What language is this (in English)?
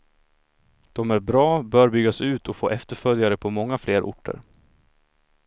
Swedish